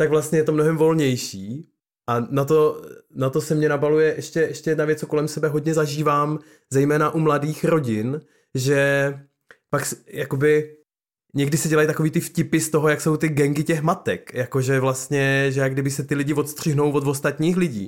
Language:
Czech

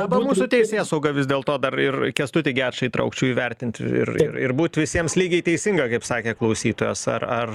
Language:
Lithuanian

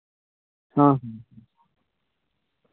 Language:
Santali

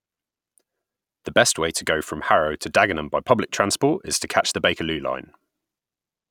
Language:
English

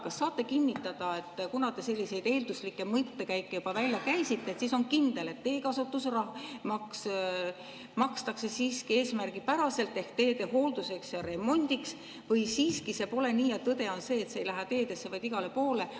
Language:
Estonian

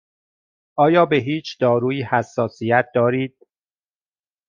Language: Persian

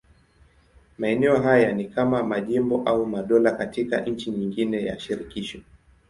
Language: Swahili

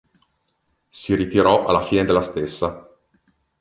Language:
Italian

